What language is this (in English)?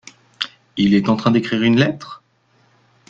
French